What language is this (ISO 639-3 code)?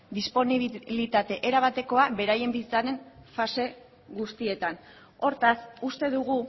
eus